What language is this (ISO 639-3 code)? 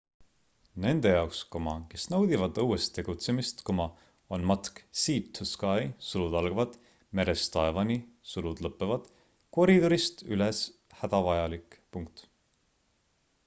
est